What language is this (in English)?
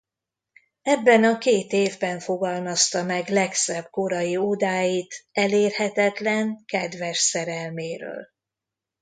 Hungarian